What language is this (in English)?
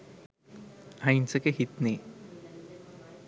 Sinhala